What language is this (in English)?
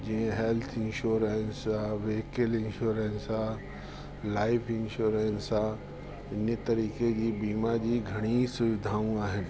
Sindhi